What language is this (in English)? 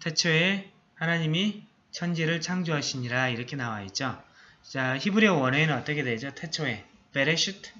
Korean